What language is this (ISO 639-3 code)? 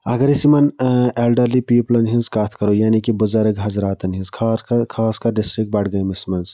kas